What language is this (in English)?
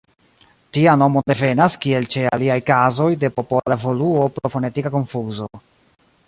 Esperanto